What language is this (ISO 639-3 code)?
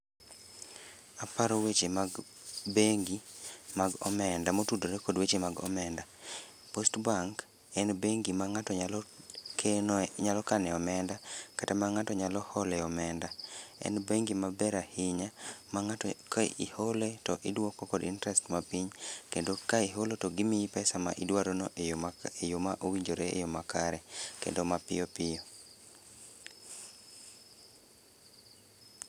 luo